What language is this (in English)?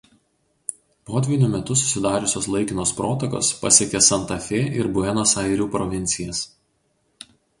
Lithuanian